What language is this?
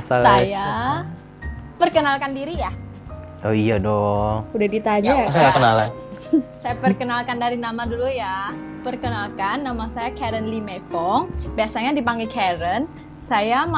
Indonesian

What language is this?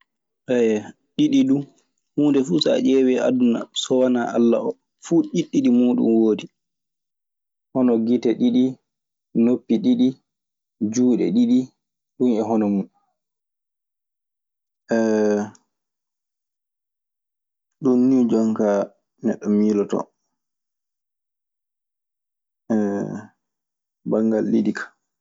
Maasina Fulfulde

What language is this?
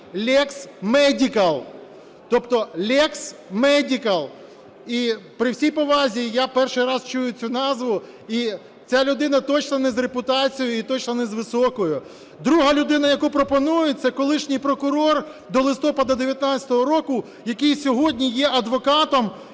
Ukrainian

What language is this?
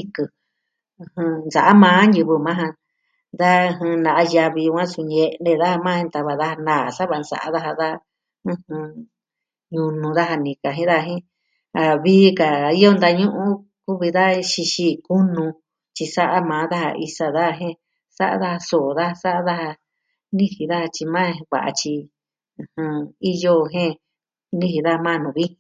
Southwestern Tlaxiaco Mixtec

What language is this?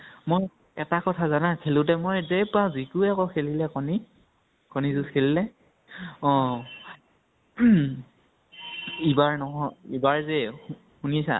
Assamese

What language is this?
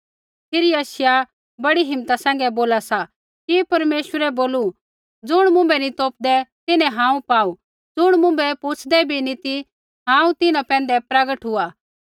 Kullu Pahari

